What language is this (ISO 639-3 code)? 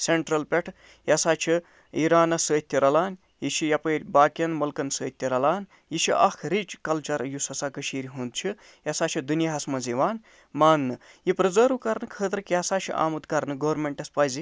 kas